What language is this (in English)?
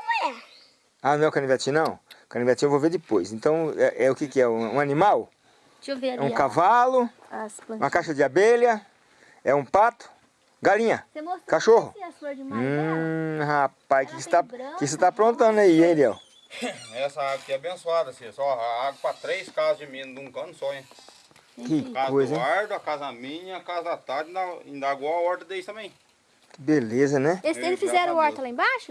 Portuguese